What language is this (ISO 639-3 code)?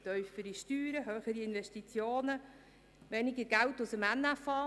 gsw